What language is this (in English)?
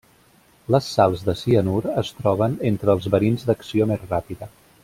Catalan